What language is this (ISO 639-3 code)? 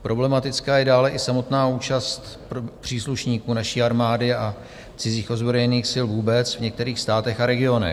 ces